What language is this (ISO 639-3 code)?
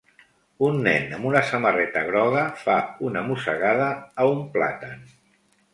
cat